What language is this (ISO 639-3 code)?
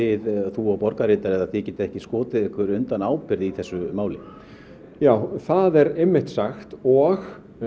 isl